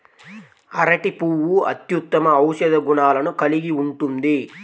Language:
Telugu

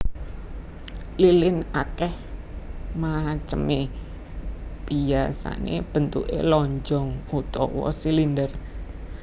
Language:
Javanese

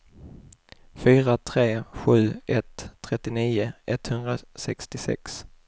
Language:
Swedish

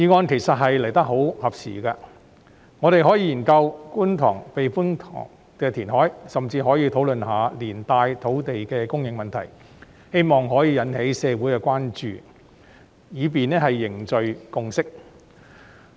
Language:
Cantonese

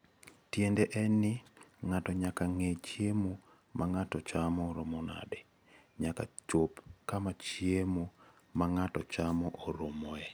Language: Luo (Kenya and Tanzania)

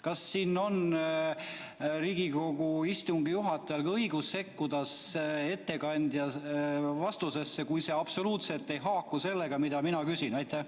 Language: Estonian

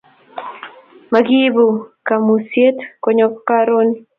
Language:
Kalenjin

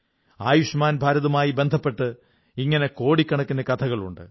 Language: Malayalam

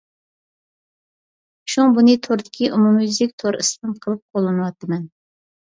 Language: Uyghur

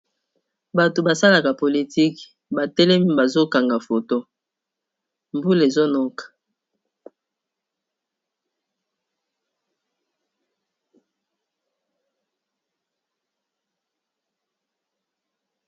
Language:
Lingala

